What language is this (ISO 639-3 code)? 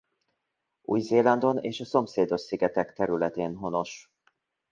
hun